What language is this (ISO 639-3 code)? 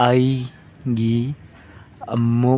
mni